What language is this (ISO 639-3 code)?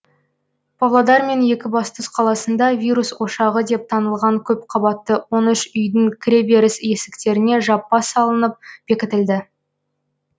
kaz